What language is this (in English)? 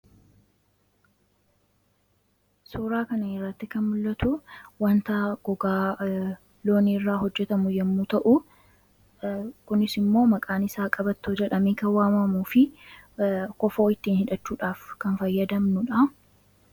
Oromo